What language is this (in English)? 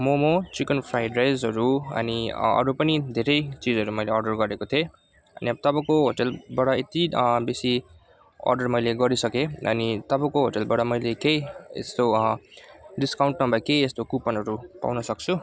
Nepali